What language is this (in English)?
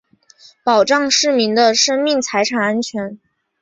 Chinese